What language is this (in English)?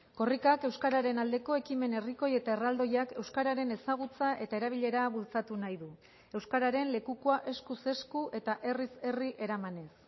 Basque